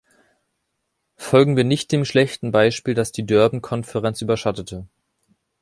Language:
German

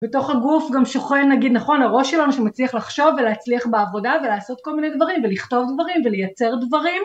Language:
Hebrew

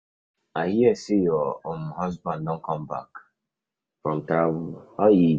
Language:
Nigerian Pidgin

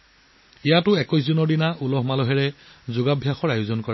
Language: Assamese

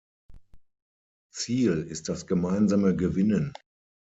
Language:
German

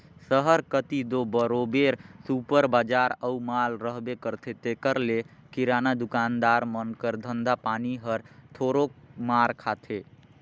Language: Chhattisgarhi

